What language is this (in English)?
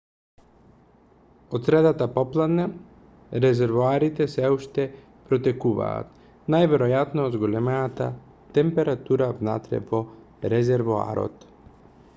Macedonian